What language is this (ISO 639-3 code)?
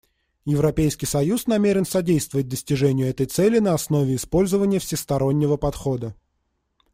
rus